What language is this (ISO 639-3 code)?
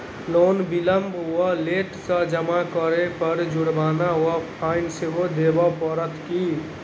mai